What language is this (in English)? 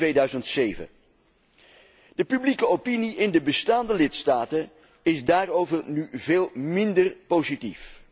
Dutch